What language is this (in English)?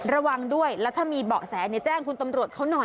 Thai